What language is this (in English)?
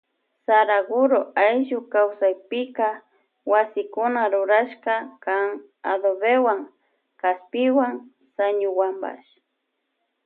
Loja Highland Quichua